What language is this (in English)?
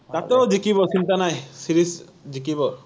Assamese